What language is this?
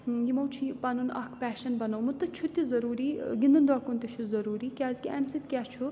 Kashmiri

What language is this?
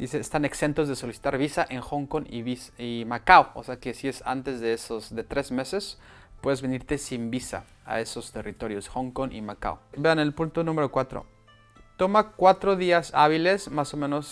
Spanish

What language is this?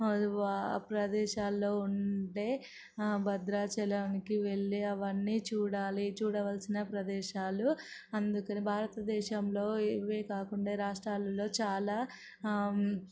Telugu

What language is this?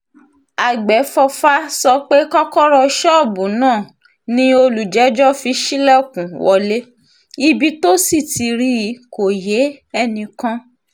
Yoruba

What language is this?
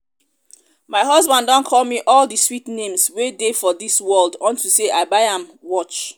Nigerian Pidgin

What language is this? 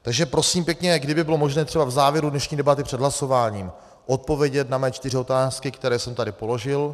Czech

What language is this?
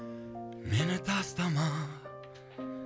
Kazakh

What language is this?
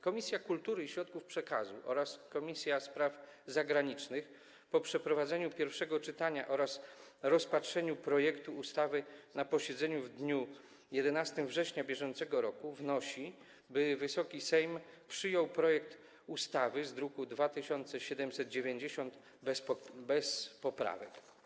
Polish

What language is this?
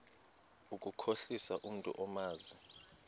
Xhosa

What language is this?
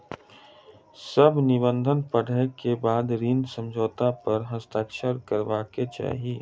Maithili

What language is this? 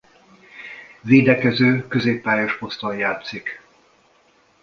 Hungarian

